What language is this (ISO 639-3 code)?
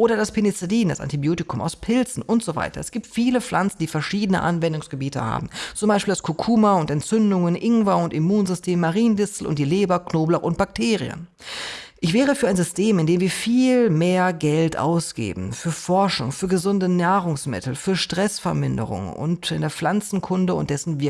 deu